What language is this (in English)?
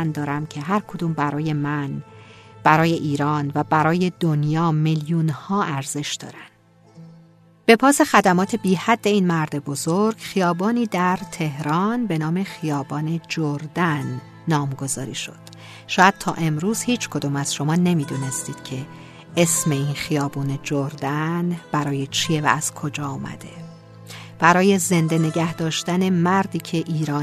Persian